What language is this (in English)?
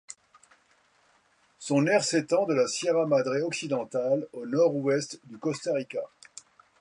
French